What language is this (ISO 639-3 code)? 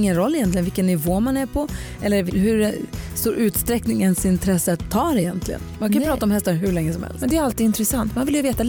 swe